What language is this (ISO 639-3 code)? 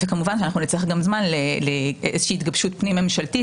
heb